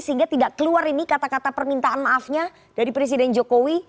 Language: Indonesian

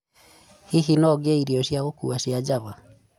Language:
Kikuyu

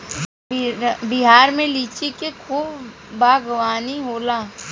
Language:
Bhojpuri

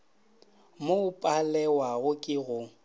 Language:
Northern Sotho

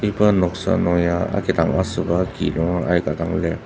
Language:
Ao Naga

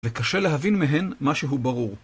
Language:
Hebrew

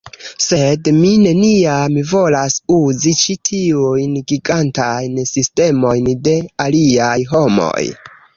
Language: Esperanto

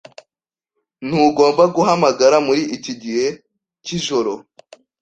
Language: Kinyarwanda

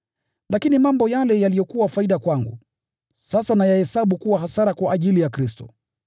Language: Swahili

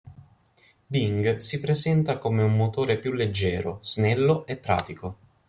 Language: Italian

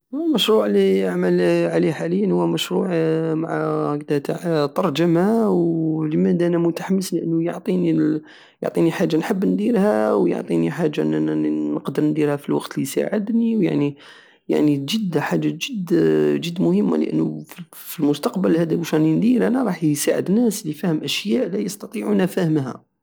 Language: Algerian Saharan Arabic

